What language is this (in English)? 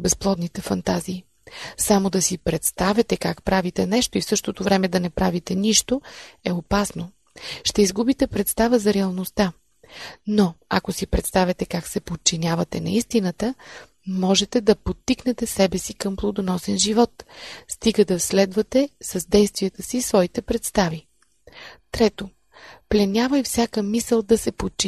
Bulgarian